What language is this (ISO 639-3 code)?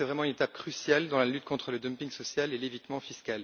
fra